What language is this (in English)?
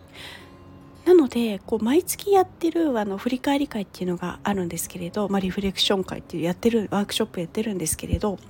Japanese